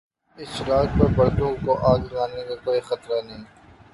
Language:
Urdu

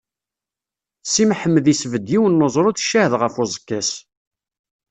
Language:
Kabyle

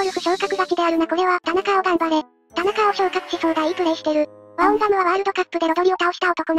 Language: Japanese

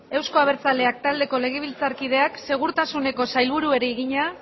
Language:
Basque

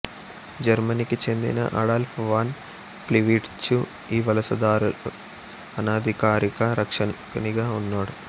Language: Telugu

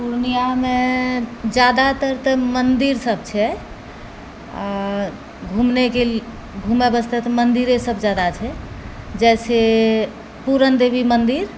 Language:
Maithili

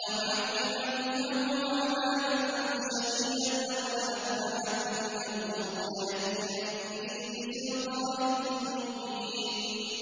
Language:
Arabic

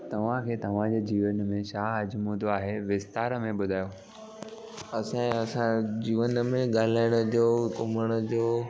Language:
Sindhi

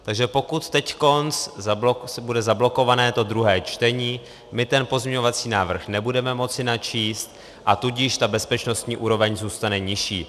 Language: Czech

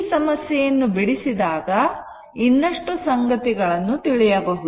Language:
Kannada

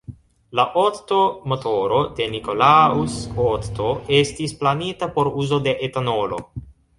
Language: Esperanto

